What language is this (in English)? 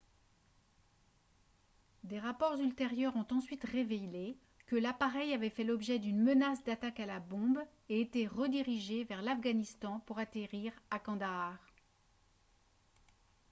French